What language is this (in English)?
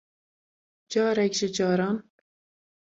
Kurdish